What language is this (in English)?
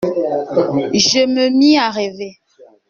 French